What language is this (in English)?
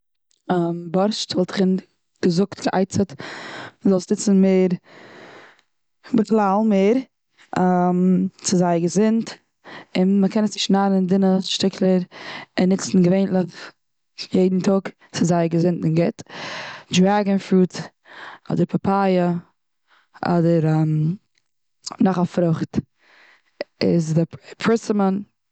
Yiddish